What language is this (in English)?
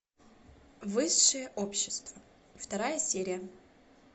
Russian